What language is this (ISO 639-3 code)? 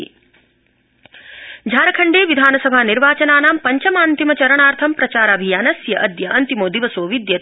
san